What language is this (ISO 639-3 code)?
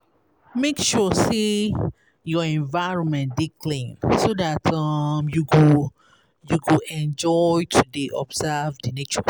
pcm